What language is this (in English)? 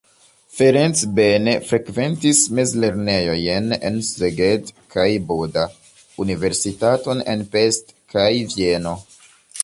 Esperanto